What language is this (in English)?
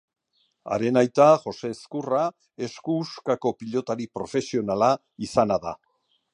Basque